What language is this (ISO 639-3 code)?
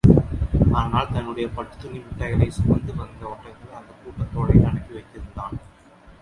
tam